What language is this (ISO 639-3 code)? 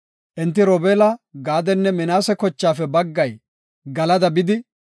gof